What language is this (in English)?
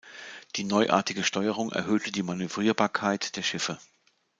German